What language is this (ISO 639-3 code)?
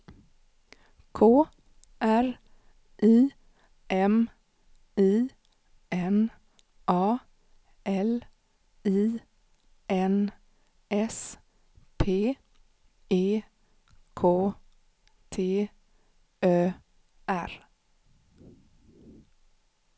swe